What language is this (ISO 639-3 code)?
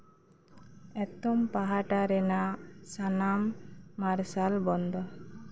sat